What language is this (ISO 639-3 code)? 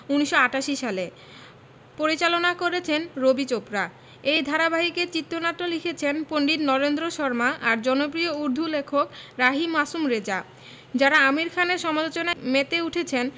ben